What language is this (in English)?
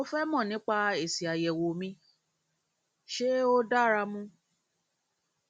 Yoruba